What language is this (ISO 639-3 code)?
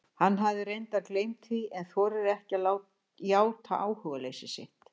isl